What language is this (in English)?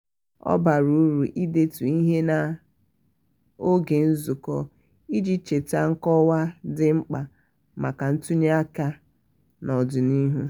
Igbo